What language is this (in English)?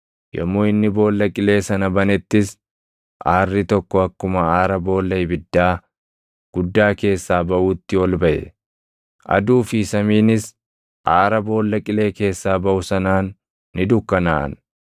Oromo